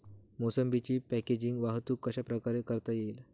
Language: Marathi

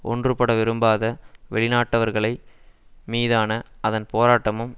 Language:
Tamil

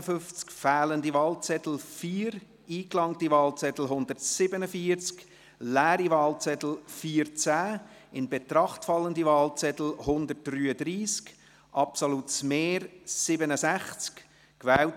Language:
Swiss German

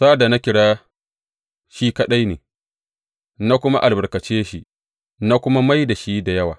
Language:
Hausa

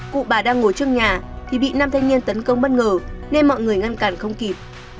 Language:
Vietnamese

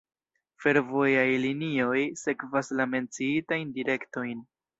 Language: Esperanto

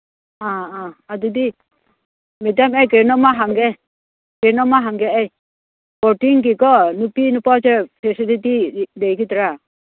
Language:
Manipuri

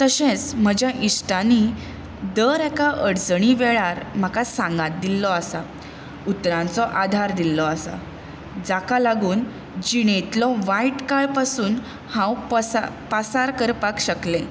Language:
Konkani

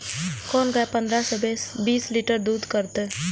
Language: Maithili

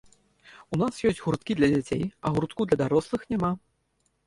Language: Belarusian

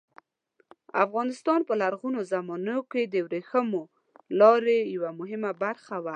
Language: Pashto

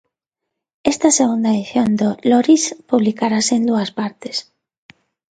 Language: Galician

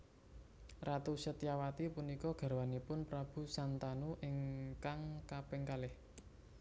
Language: Javanese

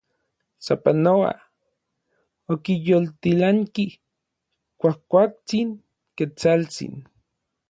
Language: Orizaba Nahuatl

